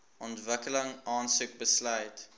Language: Afrikaans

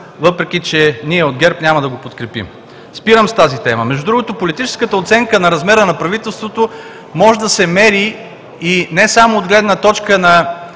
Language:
Bulgarian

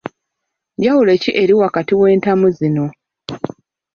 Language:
Ganda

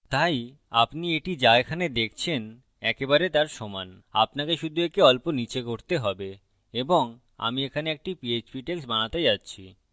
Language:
Bangla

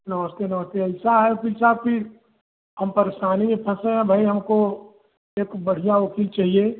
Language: Hindi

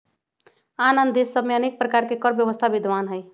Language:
Magahi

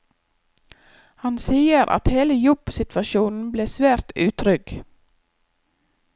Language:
Norwegian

